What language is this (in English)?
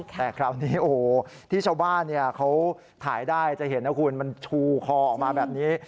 Thai